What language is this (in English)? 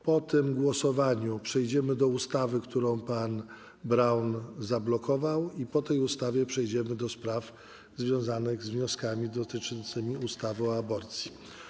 Polish